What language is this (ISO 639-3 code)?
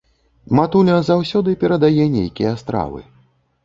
bel